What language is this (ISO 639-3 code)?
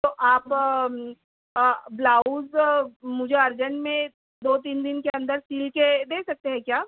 urd